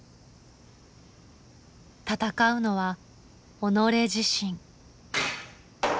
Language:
Japanese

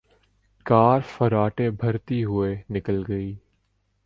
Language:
Urdu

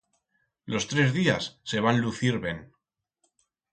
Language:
Aragonese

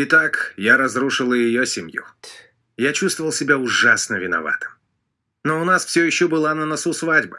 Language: Russian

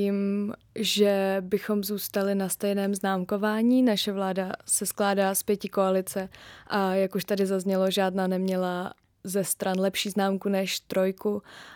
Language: Czech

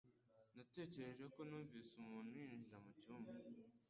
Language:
Kinyarwanda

